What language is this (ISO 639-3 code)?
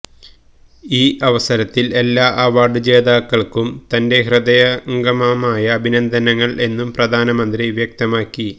mal